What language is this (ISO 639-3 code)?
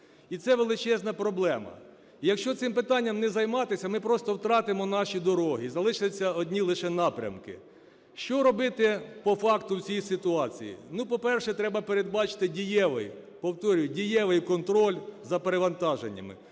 ukr